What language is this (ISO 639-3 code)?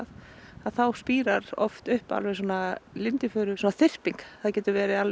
isl